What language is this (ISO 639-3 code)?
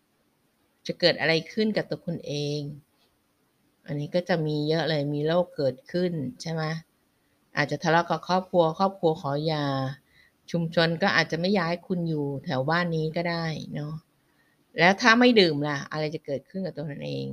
tha